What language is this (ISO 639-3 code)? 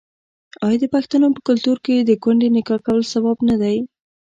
pus